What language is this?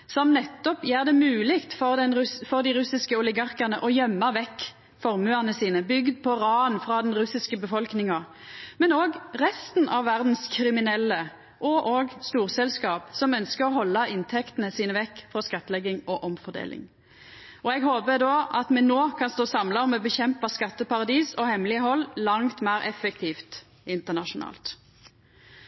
Norwegian Nynorsk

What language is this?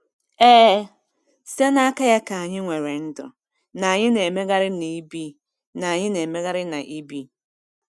Igbo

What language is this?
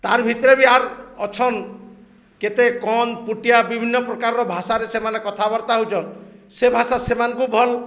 Odia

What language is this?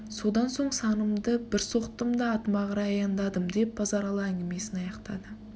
Kazakh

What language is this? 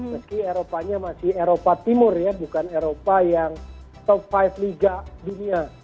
Indonesian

